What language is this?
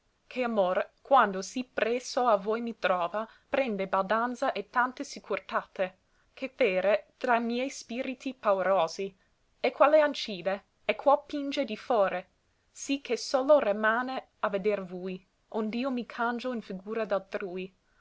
Italian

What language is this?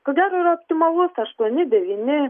Lithuanian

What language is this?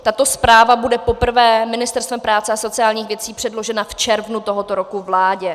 Czech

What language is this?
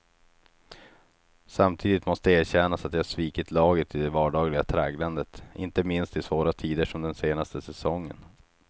Swedish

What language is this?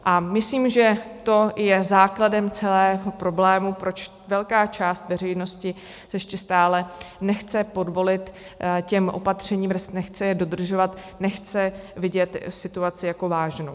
Czech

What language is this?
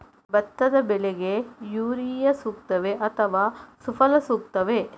Kannada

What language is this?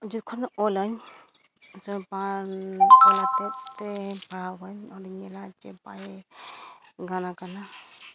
Santali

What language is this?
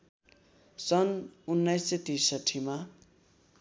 Nepali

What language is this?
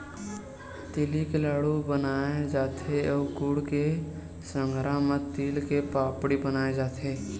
Chhattisgarhi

